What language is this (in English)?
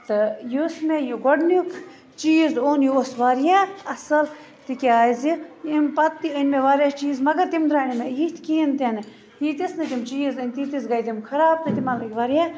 Kashmiri